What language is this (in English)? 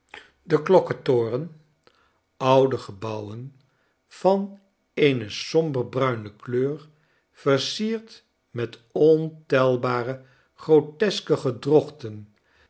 Dutch